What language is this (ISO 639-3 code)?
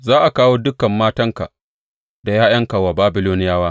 hau